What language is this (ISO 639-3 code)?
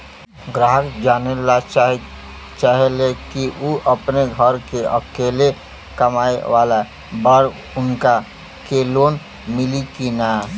bho